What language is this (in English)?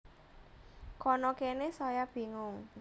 Javanese